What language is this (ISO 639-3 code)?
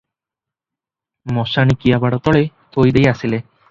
ori